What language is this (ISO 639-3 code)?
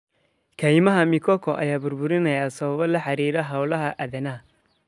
som